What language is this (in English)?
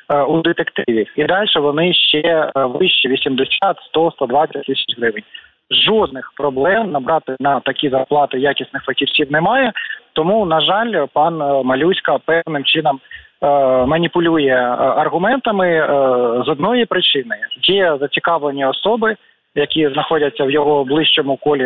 Ukrainian